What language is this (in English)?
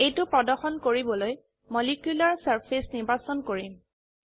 Assamese